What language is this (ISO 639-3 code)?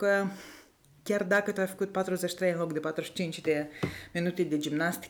ron